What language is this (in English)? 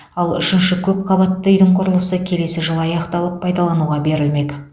Kazakh